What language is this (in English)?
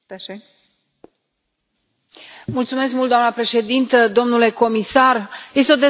Romanian